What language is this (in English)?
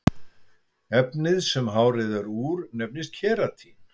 Icelandic